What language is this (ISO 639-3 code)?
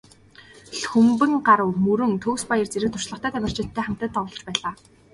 mon